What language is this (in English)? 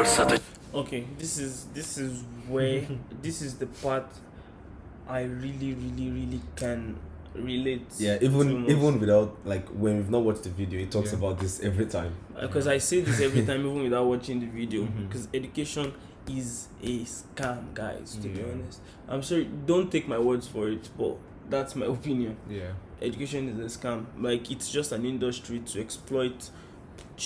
Turkish